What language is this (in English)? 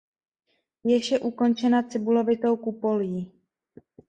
Czech